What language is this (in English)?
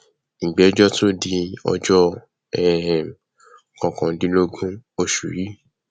Yoruba